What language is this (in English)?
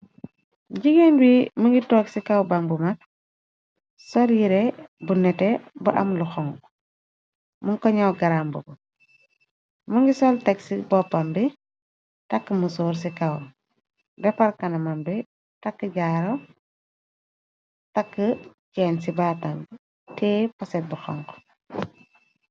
Wolof